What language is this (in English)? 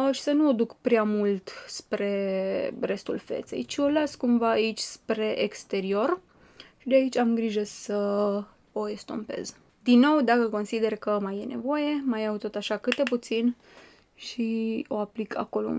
Romanian